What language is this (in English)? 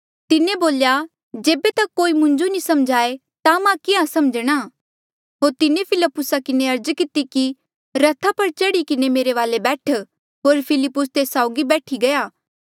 Mandeali